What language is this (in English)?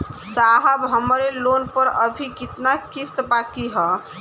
Bhojpuri